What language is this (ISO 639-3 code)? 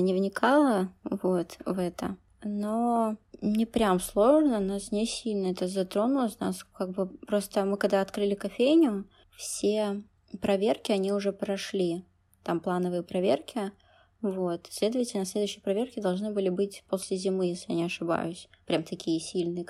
rus